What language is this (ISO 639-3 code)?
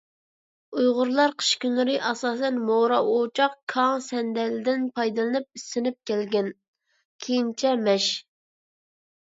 uig